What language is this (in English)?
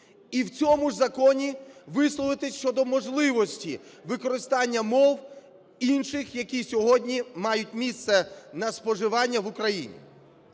Ukrainian